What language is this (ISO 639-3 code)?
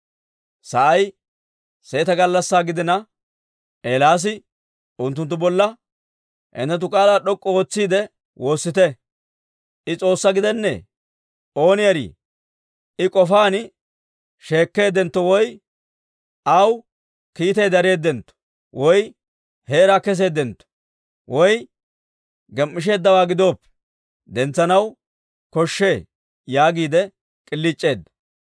dwr